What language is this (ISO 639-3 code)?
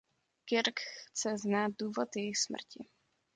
ces